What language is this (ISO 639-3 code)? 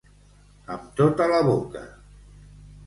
cat